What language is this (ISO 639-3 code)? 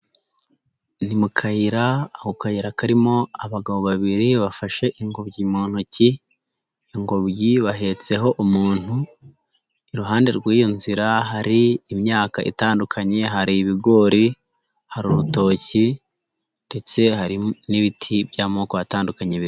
kin